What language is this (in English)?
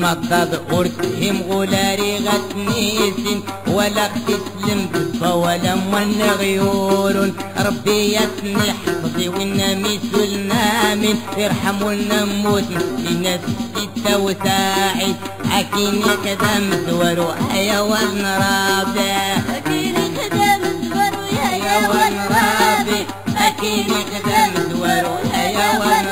Arabic